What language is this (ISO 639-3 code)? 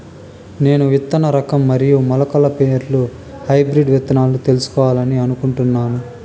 tel